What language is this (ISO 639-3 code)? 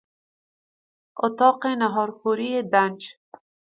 fas